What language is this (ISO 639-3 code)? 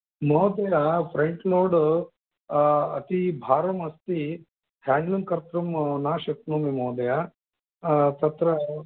san